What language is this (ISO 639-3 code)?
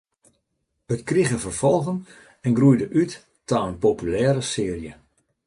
fry